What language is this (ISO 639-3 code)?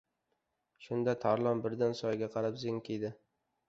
uzb